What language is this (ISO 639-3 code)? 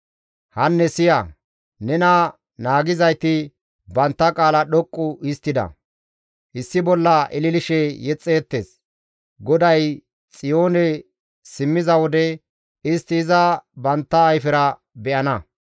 gmv